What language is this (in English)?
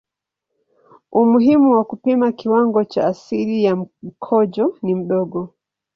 Swahili